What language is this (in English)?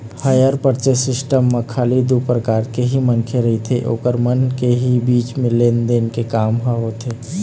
Chhattisgarhi